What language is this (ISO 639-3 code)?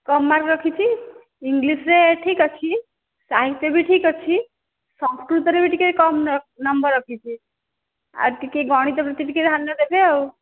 ori